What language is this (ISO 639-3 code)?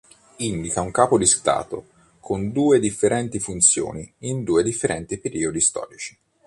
ita